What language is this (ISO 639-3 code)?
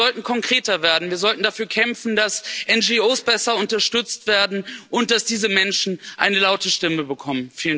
deu